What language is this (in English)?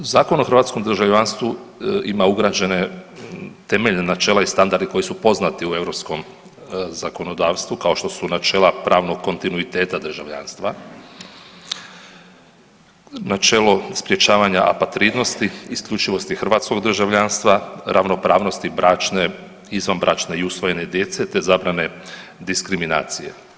Croatian